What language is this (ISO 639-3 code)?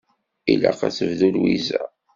kab